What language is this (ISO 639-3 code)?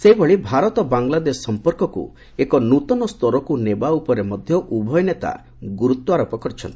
ori